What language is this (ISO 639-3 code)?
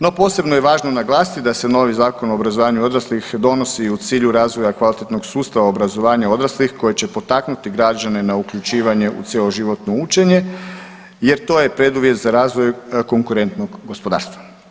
hrv